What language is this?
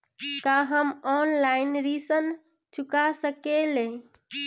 Bhojpuri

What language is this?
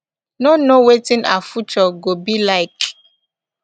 Nigerian Pidgin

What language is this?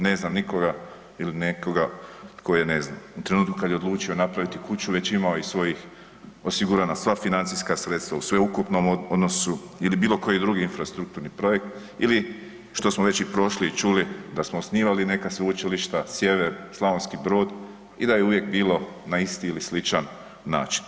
Croatian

